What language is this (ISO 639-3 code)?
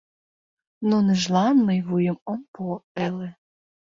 chm